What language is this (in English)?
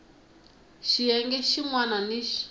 Tsonga